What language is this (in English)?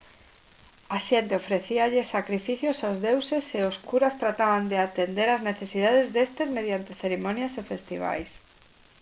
Galician